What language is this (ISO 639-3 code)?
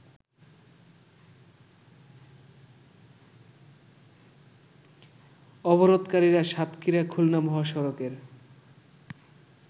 ben